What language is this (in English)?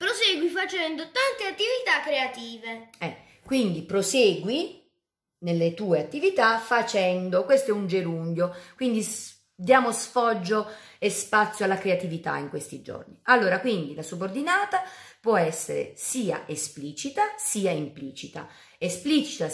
Italian